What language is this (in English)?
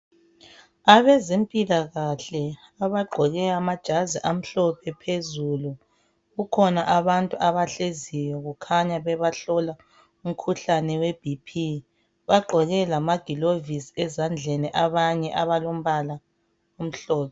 North Ndebele